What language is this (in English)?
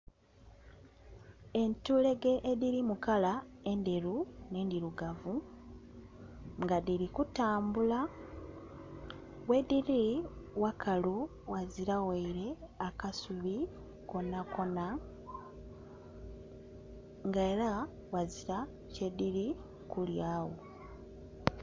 Soga